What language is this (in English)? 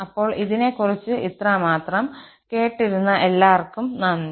Malayalam